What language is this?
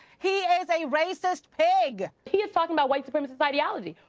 English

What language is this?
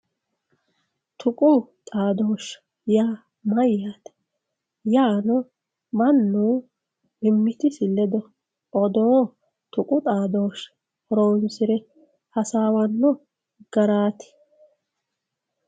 Sidamo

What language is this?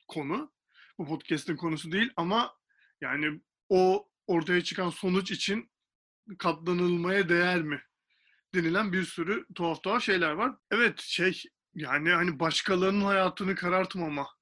Turkish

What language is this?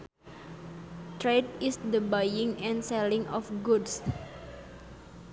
Sundanese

